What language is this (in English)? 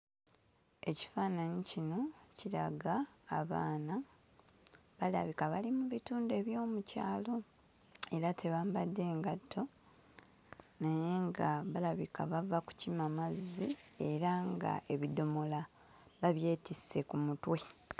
Ganda